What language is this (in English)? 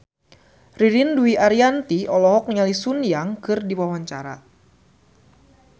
Sundanese